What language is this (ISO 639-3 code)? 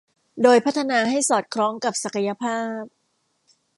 tha